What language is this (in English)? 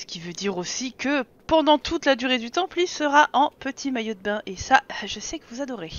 French